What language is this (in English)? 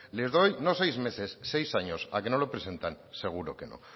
Spanish